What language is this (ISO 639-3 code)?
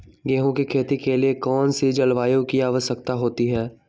mag